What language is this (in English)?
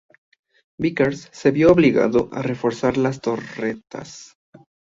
Spanish